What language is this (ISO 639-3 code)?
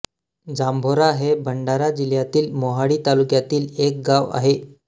mar